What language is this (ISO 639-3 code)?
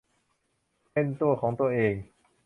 tha